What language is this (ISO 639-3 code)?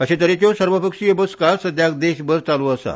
kok